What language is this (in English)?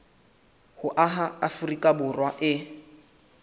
Southern Sotho